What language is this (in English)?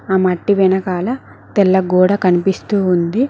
Telugu